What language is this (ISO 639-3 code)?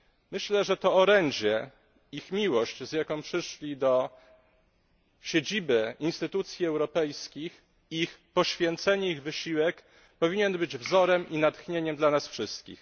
pol